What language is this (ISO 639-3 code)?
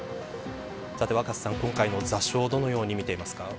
jpn